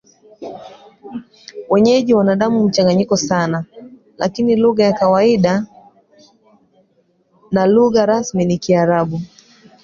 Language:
Swahili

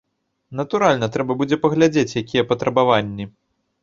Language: Belarusian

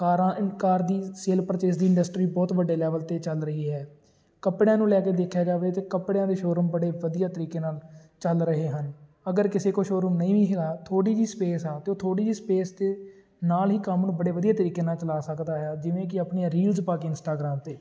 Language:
Punjabi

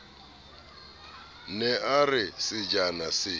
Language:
Southern Sotho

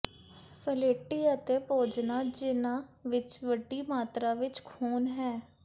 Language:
Punjabi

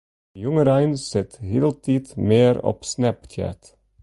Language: Western Frisian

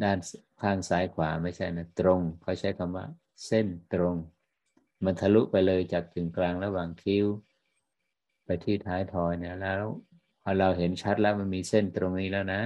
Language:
Thai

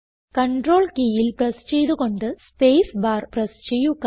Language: Malayalam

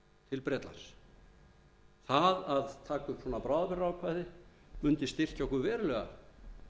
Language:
Icelandic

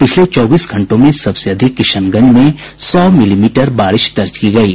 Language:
Hindi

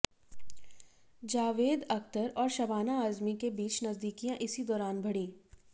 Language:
Hindi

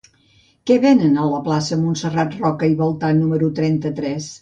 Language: Catalan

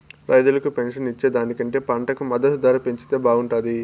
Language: Telugu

